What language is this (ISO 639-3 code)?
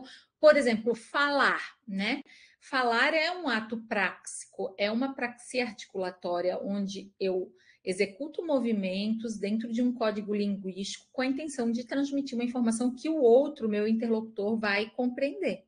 por